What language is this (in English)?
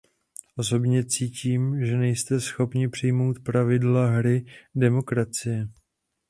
Czech